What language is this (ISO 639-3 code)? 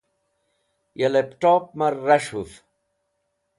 wbl